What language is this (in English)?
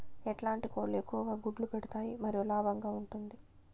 Telugu